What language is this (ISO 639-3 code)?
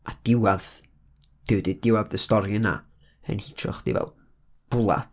cym